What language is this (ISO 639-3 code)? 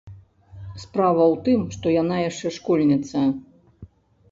bel